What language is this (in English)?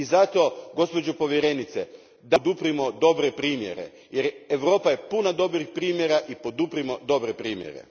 Croatian